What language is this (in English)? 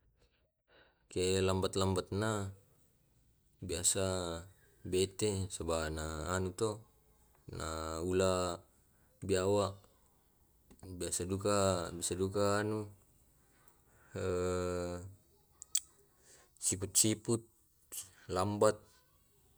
Tae'